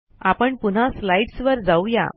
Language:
Marathi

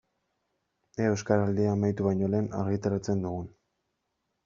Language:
Basque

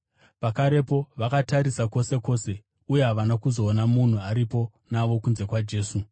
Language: Shona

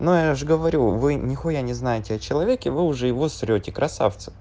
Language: Russian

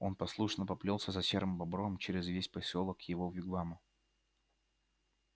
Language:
Russian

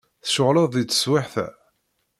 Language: Kabyle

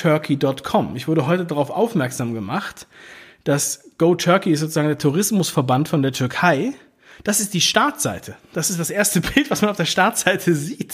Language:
German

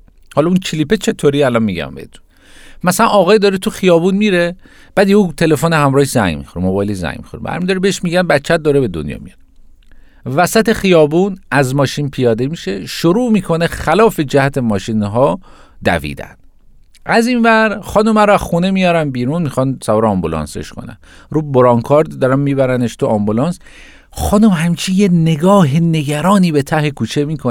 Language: Persian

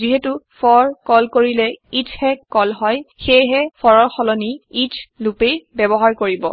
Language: Assamese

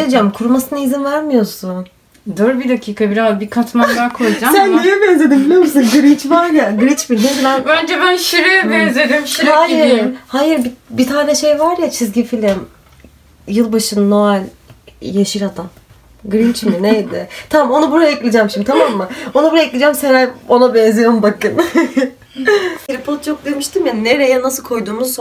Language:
Turkish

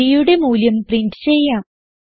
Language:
Malayalam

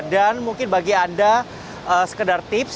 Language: Indonesian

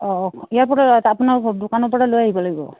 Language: Assamese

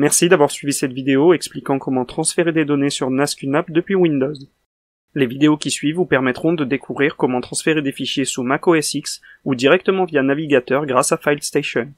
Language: French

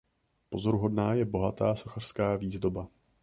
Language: Czech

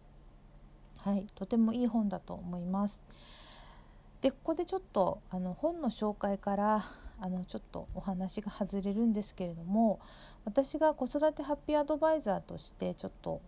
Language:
Japanese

